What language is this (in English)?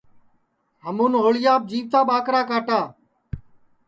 Sansi